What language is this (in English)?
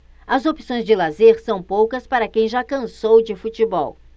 Portuguese